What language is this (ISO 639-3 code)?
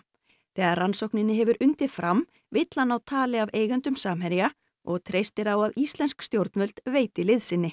isl